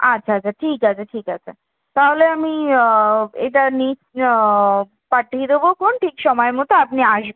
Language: Bangla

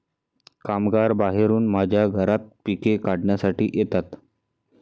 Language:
Marathi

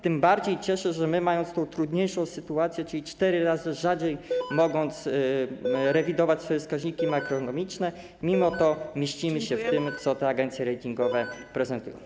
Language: Polish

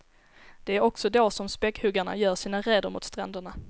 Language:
Swedish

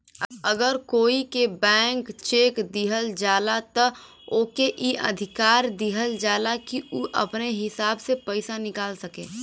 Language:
Bhojpuri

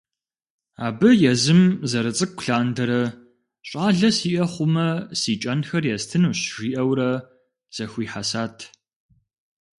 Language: Kabardian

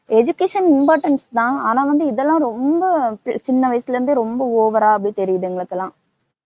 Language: Tamil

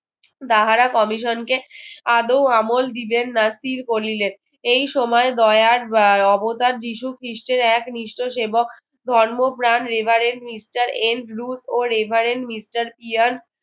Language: Bangla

